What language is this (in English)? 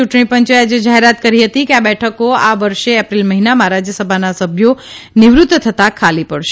Gujarati